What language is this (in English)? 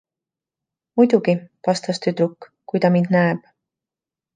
Estonian